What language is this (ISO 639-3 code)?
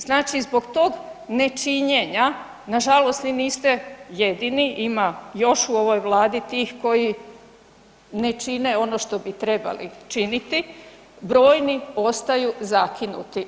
hrv